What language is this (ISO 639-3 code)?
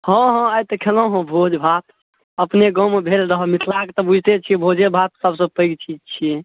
mai